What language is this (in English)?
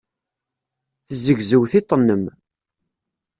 Kabyle